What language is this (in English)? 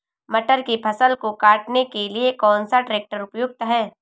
Hindi